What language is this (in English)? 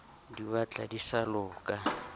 Southern Sotho